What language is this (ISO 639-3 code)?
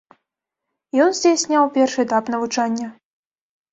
bel